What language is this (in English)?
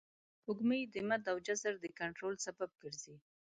Pashto